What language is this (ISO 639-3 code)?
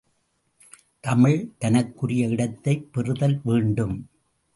tam